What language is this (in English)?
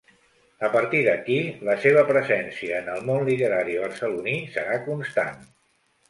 Catalan